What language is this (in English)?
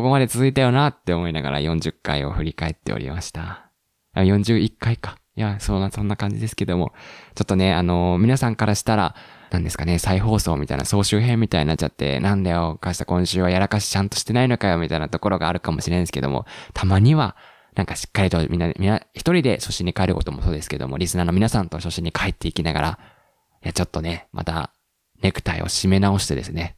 Japanese